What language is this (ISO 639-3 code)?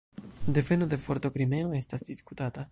epo